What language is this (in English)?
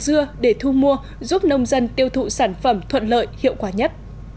Vietnamese